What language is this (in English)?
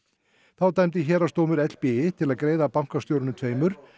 Icelandic